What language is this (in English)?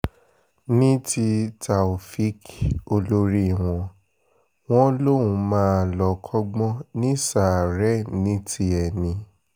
Yoruba